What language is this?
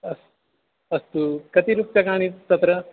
Sanskrit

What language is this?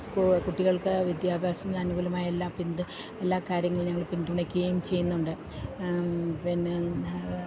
Malayalam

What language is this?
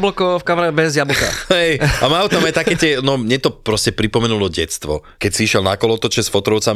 Slovak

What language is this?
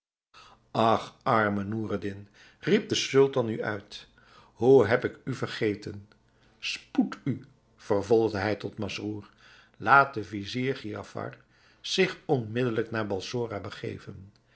Dutch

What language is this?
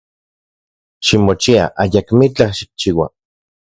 Central Puebla Nahuatl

